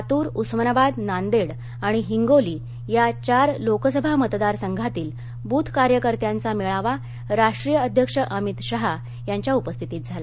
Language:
Marathi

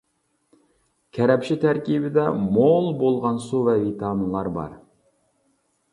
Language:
Uyghur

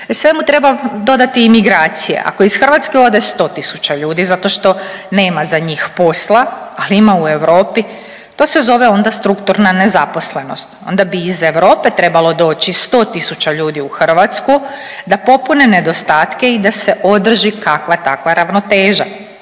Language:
Croatian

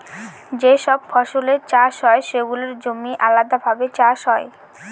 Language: Bangla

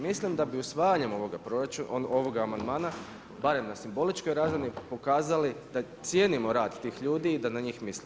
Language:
Croatian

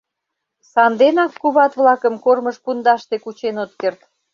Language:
Mari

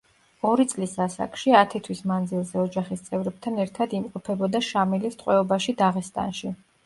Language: Georgian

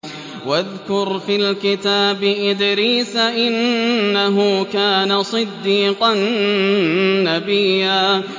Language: Arabic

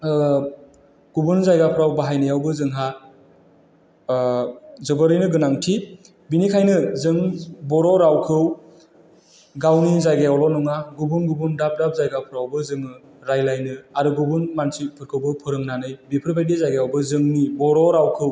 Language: Bodo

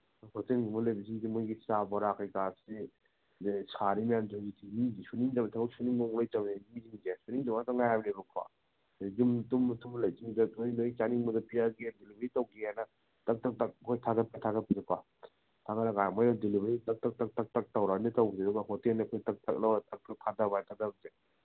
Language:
Manipuri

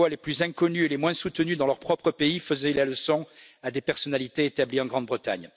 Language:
French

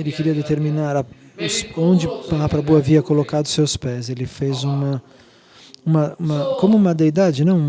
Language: Portuguese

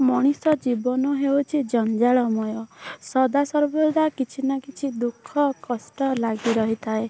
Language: Odia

